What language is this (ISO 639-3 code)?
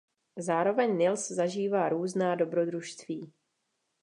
ces